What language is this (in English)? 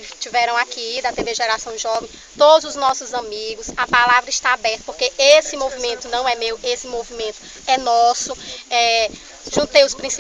Portuguese